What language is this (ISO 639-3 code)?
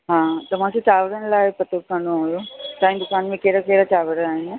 snd